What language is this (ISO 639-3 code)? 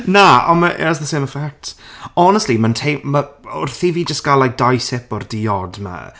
cym